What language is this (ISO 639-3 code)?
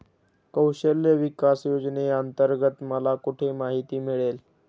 mar